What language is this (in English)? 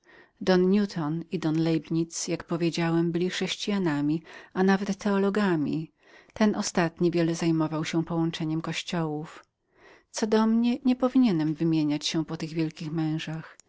Polish